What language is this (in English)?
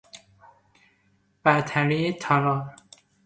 Persian